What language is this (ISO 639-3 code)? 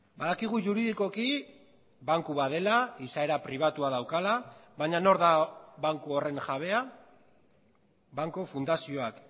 eus